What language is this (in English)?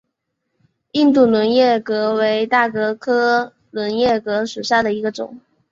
Chinese